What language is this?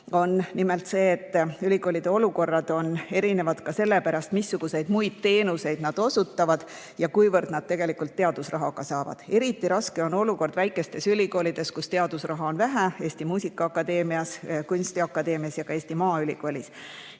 Estonian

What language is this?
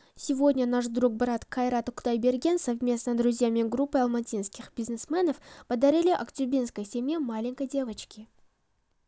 Kazakh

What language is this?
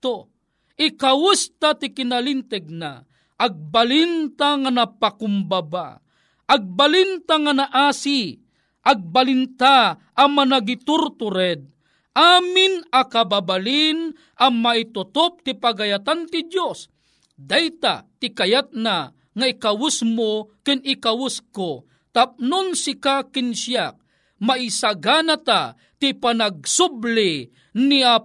Filipino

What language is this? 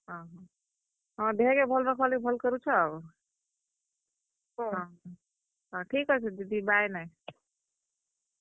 Odia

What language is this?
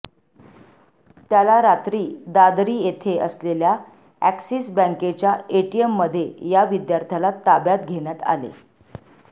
Marathi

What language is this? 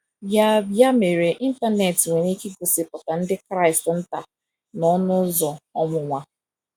Igbo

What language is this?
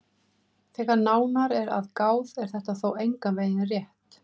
Icelandic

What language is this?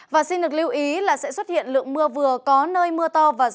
Vietnamese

